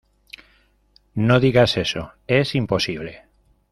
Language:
Spanish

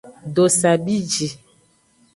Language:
Aja (Benin)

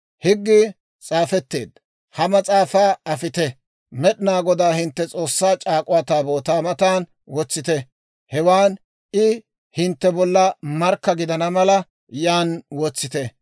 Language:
Dawro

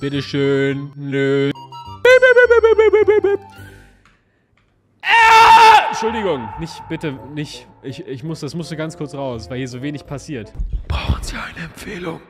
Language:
German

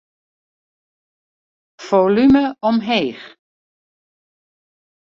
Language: Western Frisian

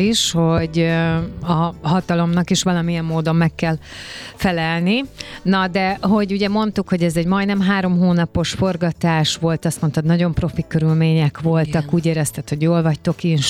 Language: Hungarian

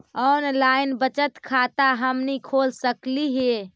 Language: Magahi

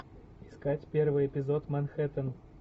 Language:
Russian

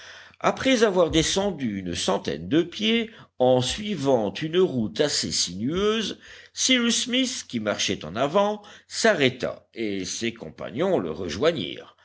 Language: French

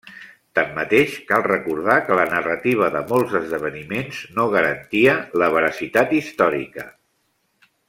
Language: Catalan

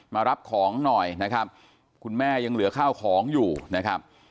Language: Thai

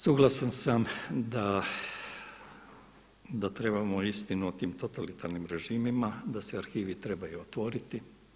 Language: Croatian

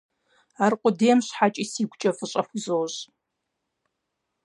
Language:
Kabardian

